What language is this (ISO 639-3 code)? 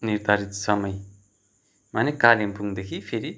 nep